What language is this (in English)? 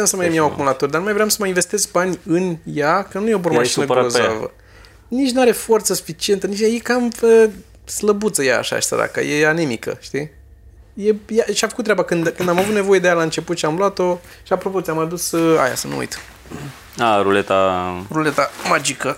Romanian